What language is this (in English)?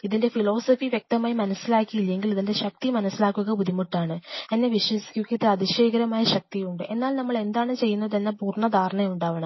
Malayalam